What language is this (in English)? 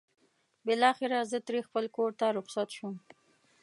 Pashto